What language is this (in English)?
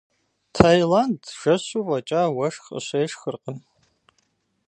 Kabardian